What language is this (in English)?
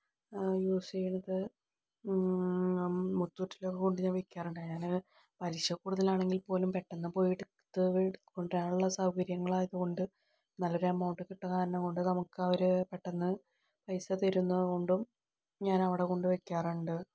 Malayalam